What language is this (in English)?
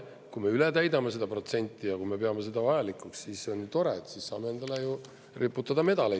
Estonian